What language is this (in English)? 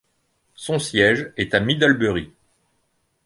French